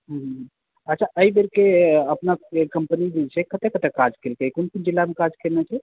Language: Maithili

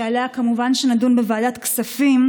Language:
Hebrew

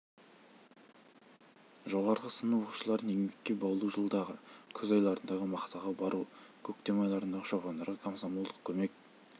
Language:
Kazakh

